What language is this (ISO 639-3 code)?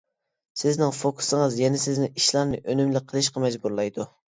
uig